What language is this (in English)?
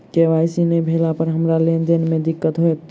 Maithili